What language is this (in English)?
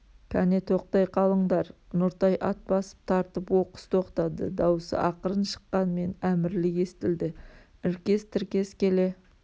Kazakh